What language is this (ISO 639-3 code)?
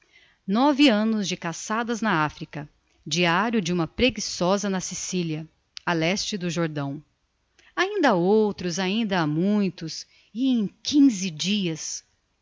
por